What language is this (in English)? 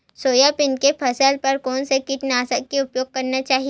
Chhattisgarhi